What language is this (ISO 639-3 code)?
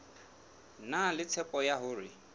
sot